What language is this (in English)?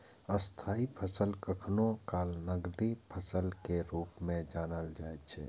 Maithili